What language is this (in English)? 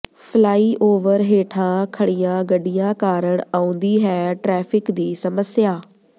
Punjabi